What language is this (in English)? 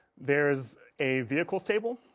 English